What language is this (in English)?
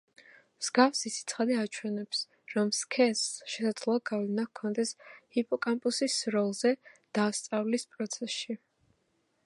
Georgian